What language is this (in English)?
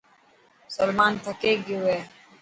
Dhatki